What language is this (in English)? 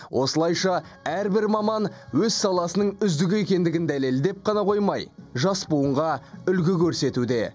Kazakh